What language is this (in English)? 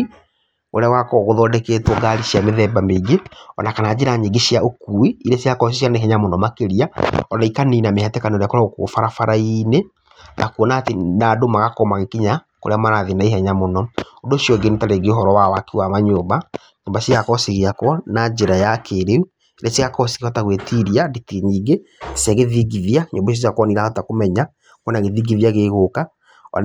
Kikuyu